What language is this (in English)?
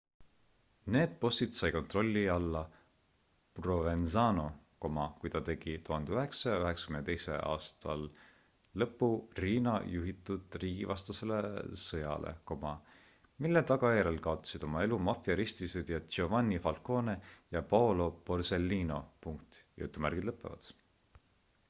Estonian